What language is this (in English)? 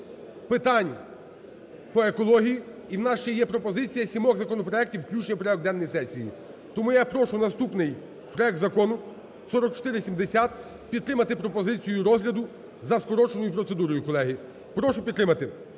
Ukrainian